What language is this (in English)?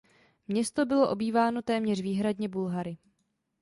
Czech